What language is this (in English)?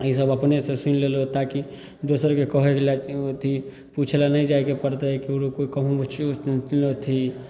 Maithili